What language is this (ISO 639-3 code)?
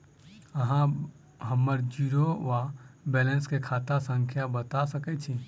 mai